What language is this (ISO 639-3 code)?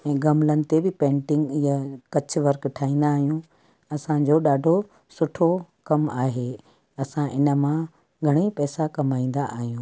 snd